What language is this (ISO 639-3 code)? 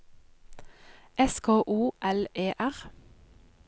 nor